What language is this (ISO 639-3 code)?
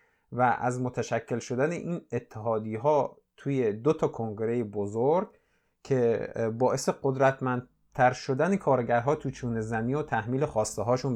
fas